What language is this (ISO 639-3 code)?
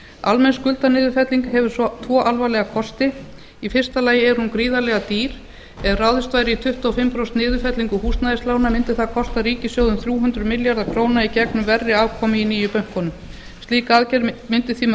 isl